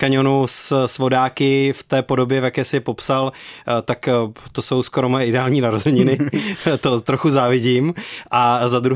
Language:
Czech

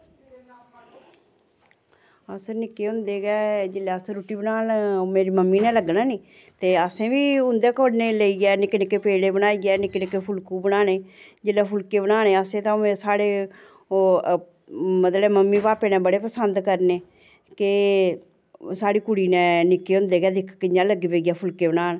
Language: Dogri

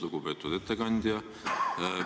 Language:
Estonian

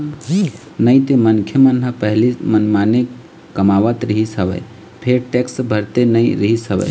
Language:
Chhattisgarhi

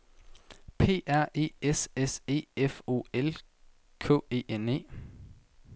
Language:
Danish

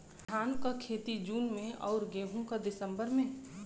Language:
Bhojpuri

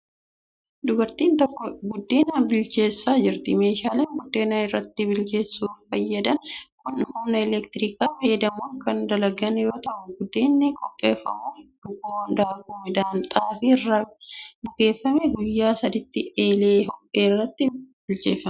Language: Oromo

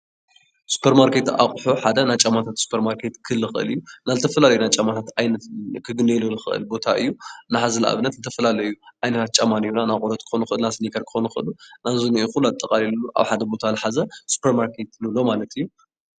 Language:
Tigrinya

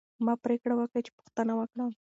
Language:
Pashto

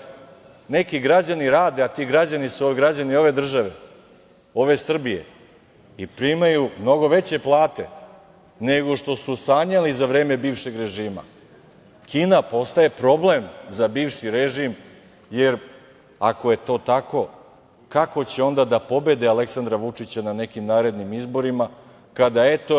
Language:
Serbian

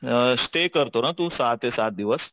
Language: Marathi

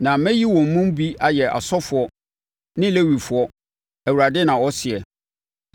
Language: Akan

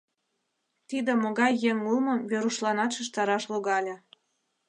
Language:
Mari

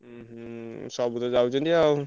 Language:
Odia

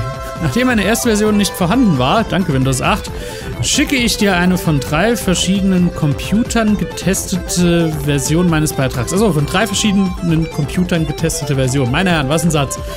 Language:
German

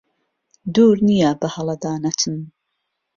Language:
Central Kurdish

